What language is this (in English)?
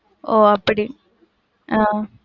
Tamil